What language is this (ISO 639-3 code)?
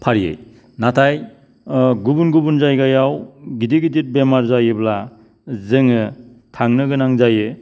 brx